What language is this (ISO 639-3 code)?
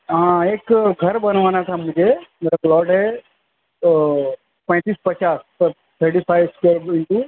urd